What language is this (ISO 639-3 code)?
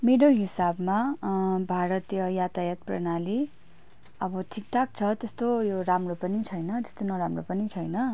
nep